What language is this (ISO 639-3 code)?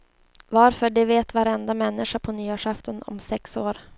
swe